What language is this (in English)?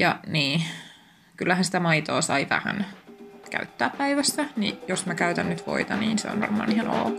Finnish